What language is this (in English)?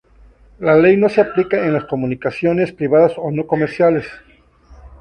Spanish